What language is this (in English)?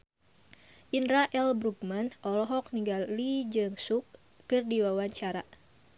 Sundanese